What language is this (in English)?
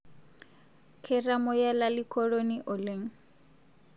Masai